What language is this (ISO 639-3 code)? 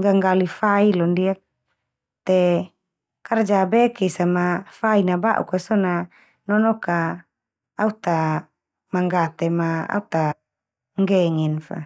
twu